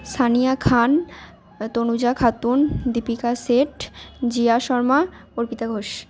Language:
Bangla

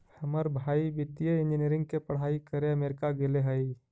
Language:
Magahi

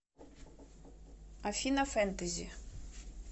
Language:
Russian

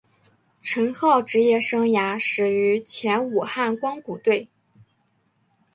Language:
Chinese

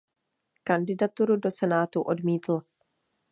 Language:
Czech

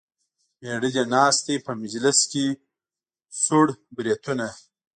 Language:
Pashto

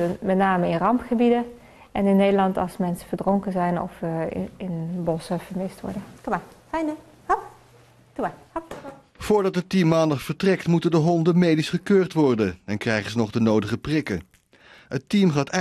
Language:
Dutch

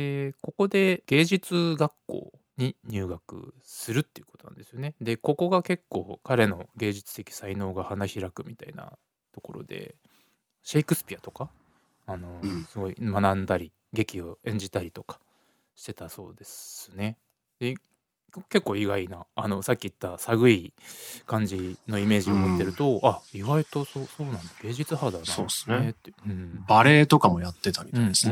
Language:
Japanese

